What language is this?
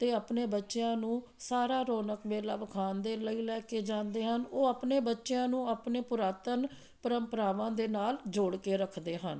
Punjabi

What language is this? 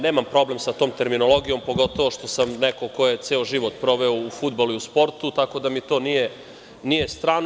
Serbian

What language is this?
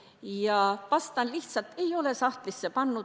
Estonian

